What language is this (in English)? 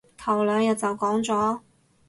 Cantonese